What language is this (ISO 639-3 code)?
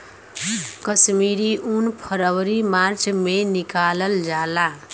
bho